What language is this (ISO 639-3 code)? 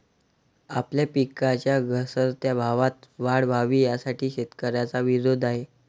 mar